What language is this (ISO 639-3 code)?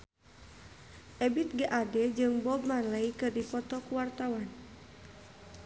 sun